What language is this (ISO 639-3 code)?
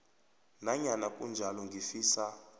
nbl